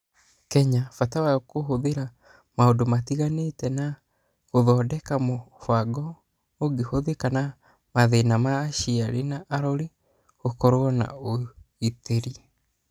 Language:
Kikuyu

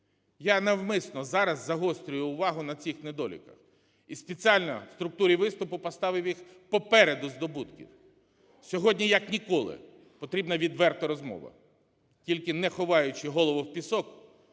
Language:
Ukrainian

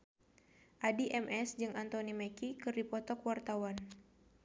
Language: Sundanese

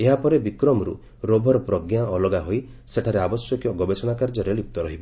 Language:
Odia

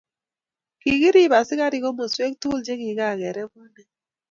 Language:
Kalenjin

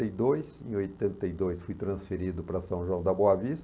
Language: Portuguese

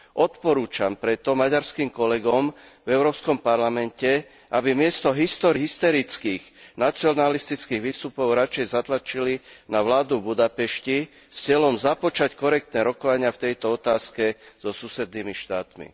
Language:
Slovak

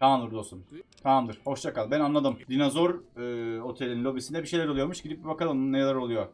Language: Turkish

